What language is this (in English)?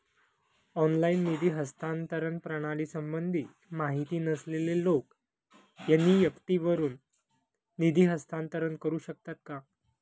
Marathi